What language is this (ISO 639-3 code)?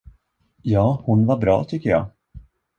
swe